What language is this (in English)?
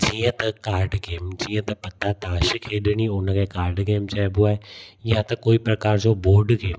Sindhi